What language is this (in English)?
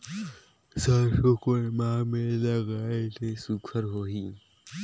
Chhattisgarhi